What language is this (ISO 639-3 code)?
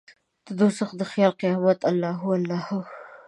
pus